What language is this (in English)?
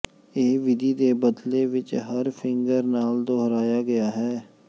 Punjabi